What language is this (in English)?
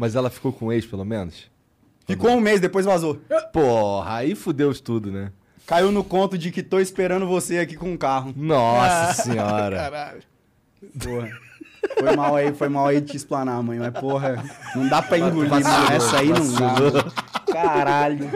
Portuguese